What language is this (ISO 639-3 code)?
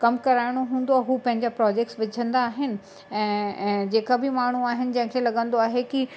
snd